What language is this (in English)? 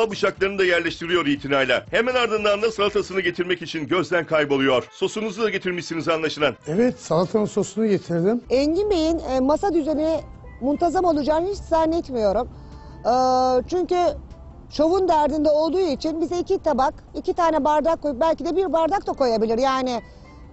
Turkish